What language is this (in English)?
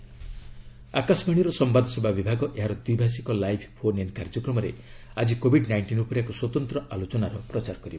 Odia